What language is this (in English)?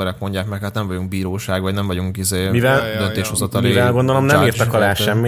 Hungarian